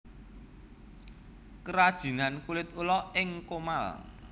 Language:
Javanese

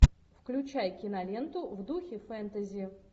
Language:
Russian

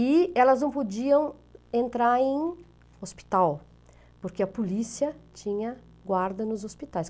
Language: Portuguese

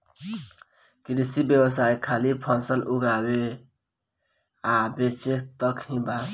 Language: Bhojpuri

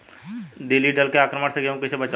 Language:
Bhojpuri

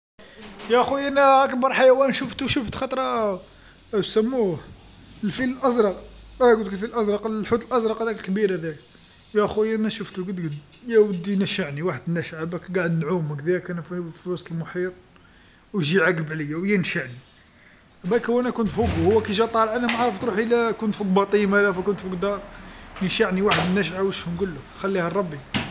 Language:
Algerian Arabic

